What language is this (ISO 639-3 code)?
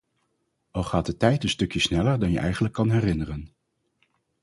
nld